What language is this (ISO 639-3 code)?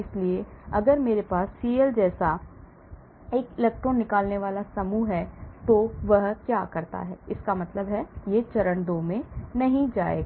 hin